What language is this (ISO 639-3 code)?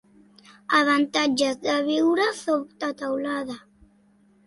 cat